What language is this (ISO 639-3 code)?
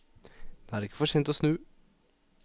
nor